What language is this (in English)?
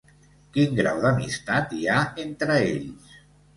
Catalan